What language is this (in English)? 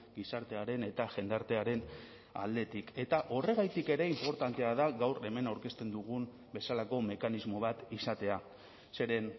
Basque